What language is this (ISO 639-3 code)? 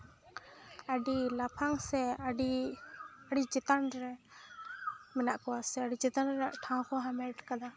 sat